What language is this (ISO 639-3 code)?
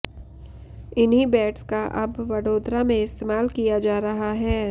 hin